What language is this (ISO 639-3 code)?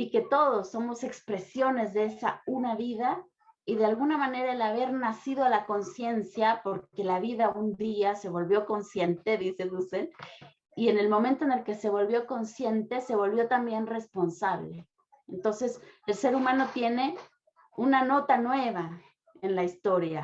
spa